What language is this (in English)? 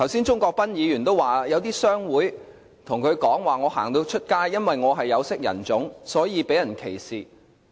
Cantonese